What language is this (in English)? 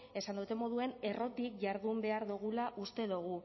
Basque